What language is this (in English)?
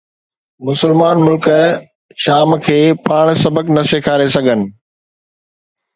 Sindhi